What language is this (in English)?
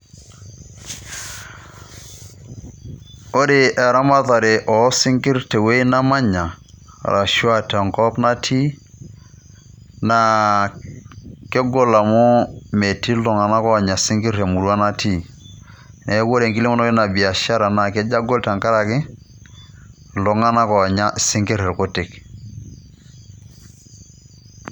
Masai